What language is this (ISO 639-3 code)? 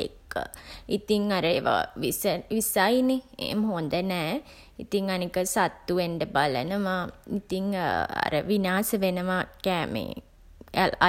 sin